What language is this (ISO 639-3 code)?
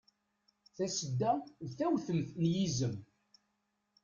kab